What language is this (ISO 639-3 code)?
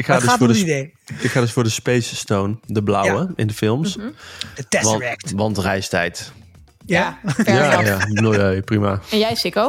nld